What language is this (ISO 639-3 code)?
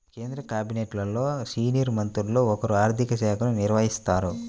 tel